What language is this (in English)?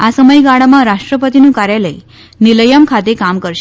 Gujarati